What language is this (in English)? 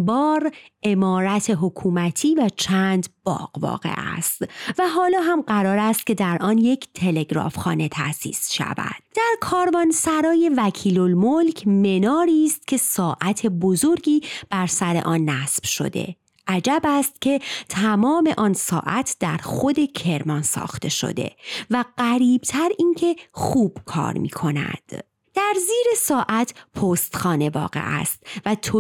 Persian